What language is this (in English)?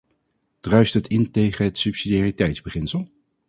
Dutch